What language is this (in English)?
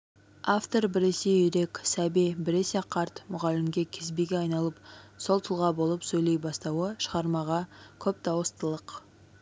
Kazakh